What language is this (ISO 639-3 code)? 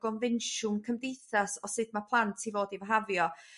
cym